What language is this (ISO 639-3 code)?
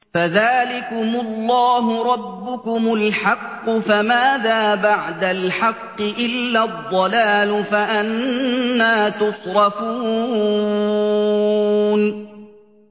ara